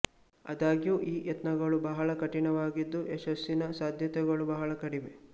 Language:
Kannada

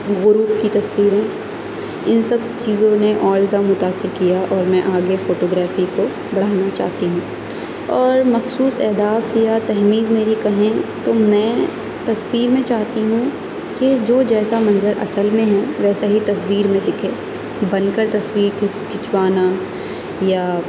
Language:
Urdu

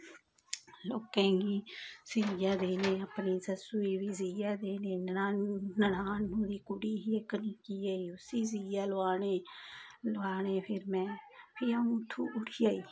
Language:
Dogri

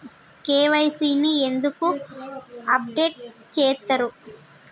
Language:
Telugu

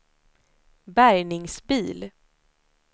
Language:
Swedish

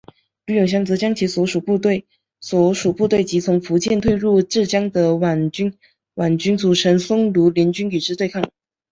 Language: Chinese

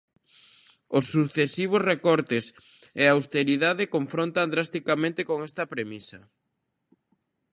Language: Galician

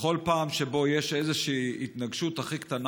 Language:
Hebrew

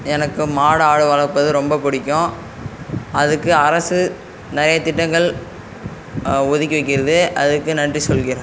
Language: Tamil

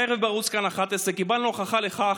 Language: Hebrew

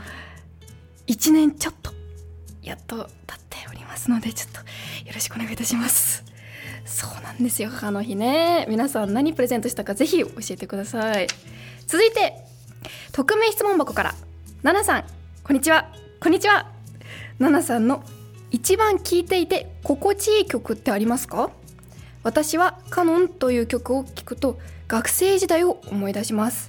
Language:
Japanese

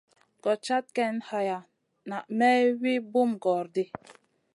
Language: Masana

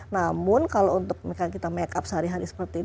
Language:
Indonesian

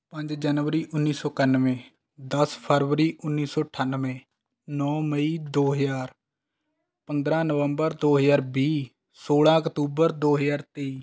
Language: Punjabi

